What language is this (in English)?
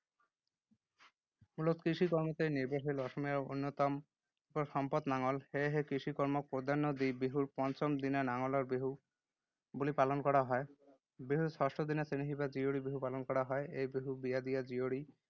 Assamese